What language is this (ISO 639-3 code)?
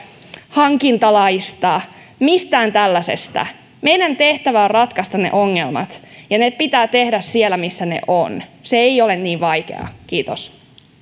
fin